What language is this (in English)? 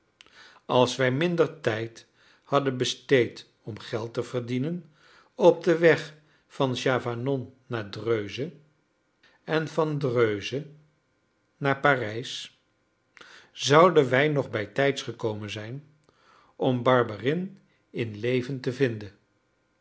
Dutch